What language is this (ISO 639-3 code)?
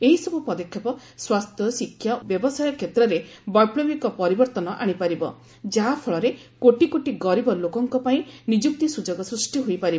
ori